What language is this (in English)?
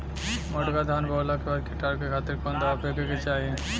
Bhojpuri